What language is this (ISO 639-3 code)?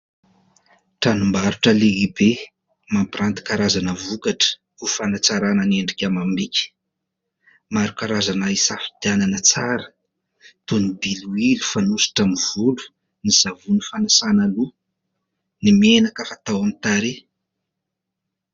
mlg